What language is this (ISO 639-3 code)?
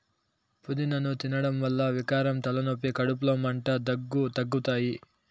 tel